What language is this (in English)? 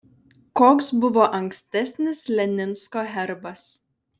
Lithuanian